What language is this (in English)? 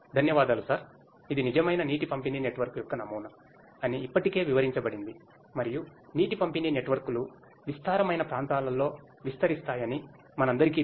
Telugu